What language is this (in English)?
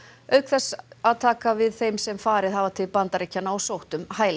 Icelandic